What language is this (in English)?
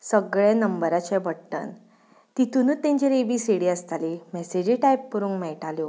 Konkani